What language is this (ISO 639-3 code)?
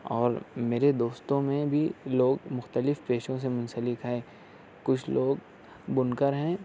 urd